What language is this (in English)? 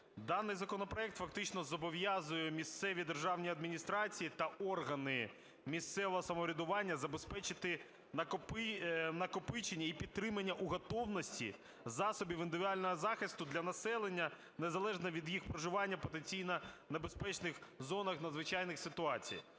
Ukrainian